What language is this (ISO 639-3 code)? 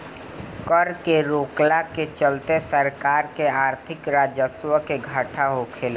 bho